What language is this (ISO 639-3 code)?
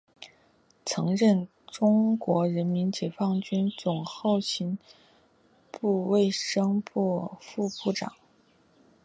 zho